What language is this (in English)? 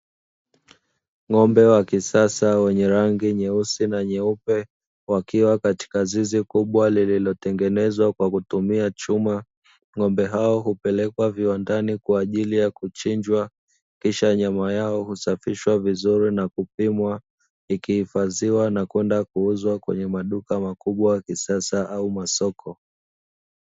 Swahili